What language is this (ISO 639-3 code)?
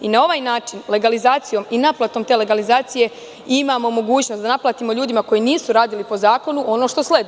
srp